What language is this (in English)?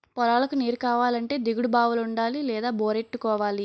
Telugu